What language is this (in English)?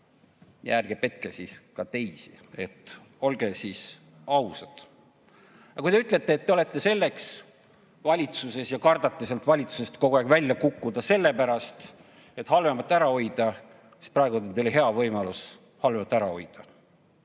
Estonian